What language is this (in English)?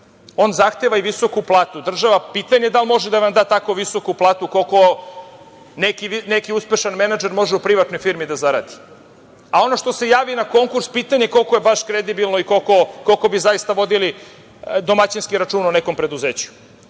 Serbian